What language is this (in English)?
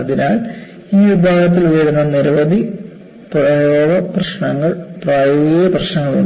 Malayalam